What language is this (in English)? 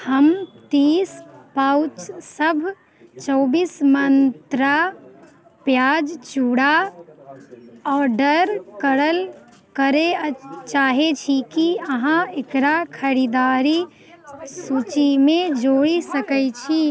Maithili